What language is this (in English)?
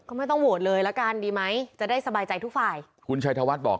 Thai